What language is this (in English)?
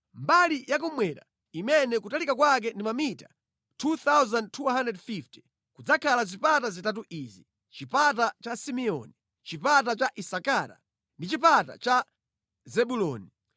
Nyanja